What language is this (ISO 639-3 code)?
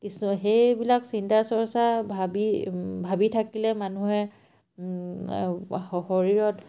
asm